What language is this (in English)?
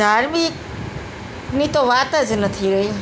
Gujarati